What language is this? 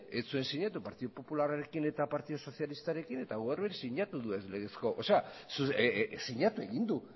Basque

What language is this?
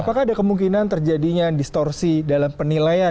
Indonesian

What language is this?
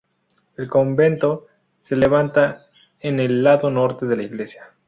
Spanish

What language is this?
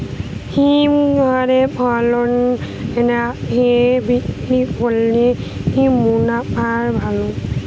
Bangla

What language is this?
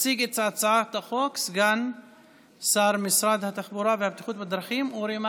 Hebrew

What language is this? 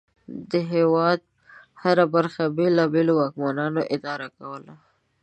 Pashto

